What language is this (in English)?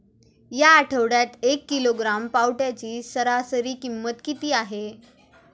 Marathi